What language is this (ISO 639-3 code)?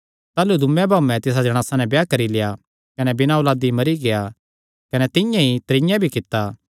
xnr